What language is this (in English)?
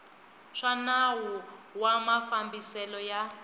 Tsonga